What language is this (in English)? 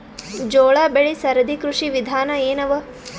Kannada